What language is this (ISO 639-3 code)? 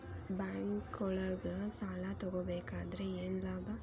kan